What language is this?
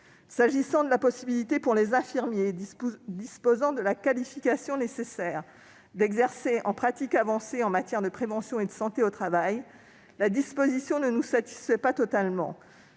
French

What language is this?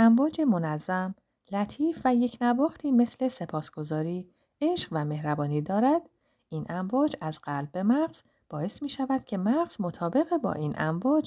Persian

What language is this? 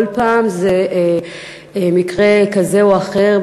Hebrew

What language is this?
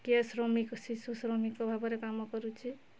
Odia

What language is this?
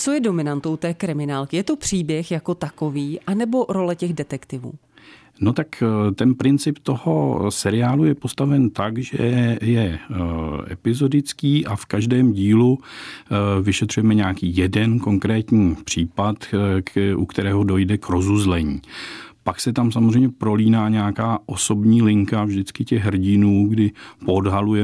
Czech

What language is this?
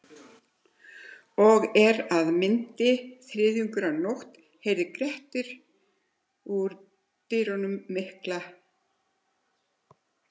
Icelandic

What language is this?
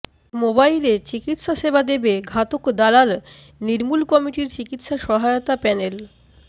Bangla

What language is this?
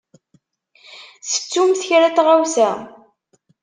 Kabyle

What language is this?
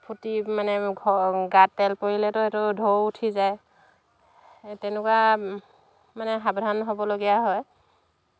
Assamese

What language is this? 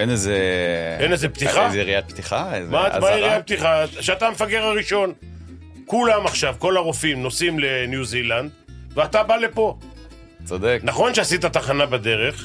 Hebrew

